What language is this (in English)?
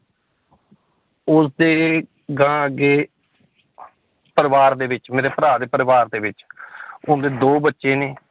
Punjabi